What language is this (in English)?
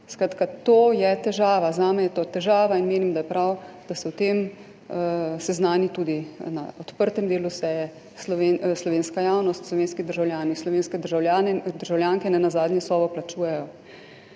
Slovenian